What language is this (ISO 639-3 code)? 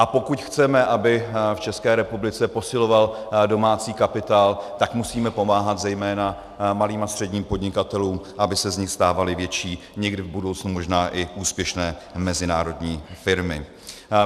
ces